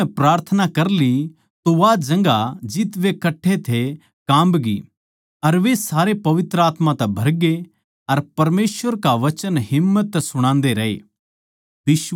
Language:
Haryanvi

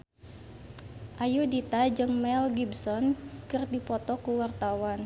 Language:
Sundanese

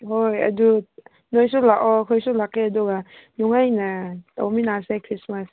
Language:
Manipuri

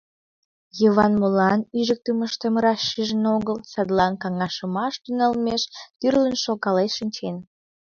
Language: Mari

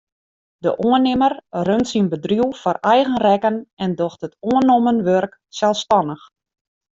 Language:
Western Frisian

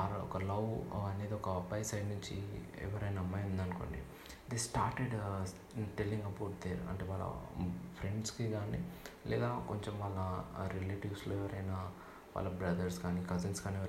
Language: Telugu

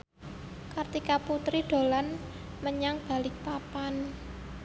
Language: Javanese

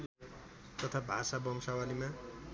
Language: Nepali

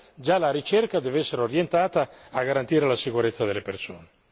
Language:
Italian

